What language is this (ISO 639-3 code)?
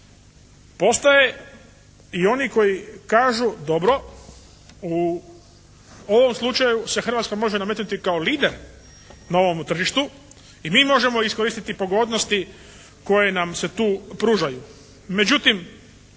hrv